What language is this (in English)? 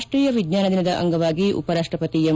Kannada